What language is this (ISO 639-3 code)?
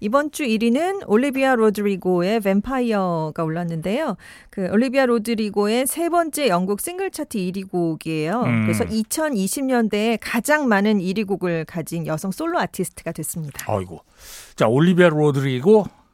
kor